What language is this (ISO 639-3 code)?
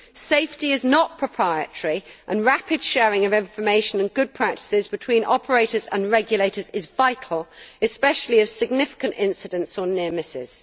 eng